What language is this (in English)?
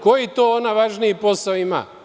Serbian